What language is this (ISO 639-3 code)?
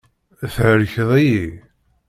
kab